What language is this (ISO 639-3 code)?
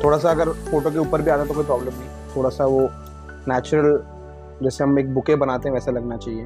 hin